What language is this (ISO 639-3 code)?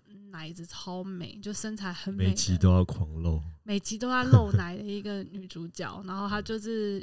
zho